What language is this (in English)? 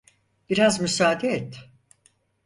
Turkish